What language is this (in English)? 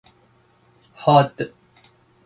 Persian